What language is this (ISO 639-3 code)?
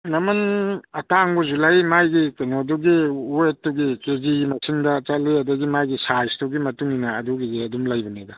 mni